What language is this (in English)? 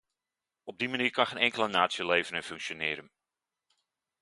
Dutch